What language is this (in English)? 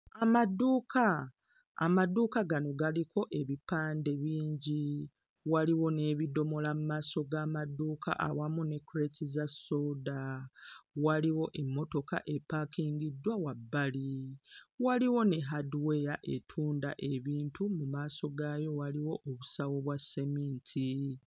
Ganda